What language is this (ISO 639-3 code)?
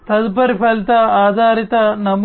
tel